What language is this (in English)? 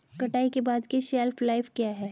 Hindi